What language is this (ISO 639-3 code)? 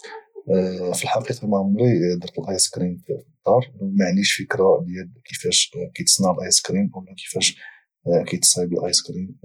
ary